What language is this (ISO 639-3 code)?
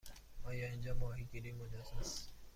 fas